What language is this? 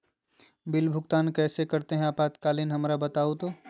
Magahi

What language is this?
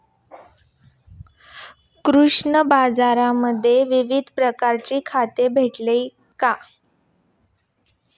Marathi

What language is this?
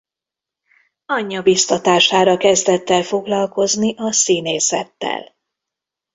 Hungarian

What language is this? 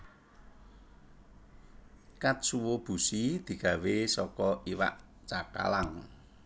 Javanese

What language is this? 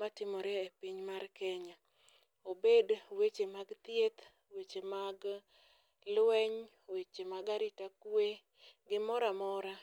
Luo (Kenya and Tanzania)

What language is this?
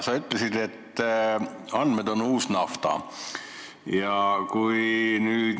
Estonian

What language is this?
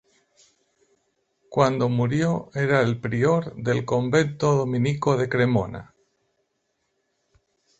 Spanish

